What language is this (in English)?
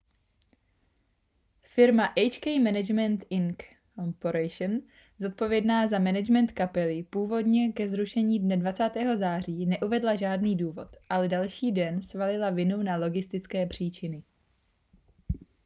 Czech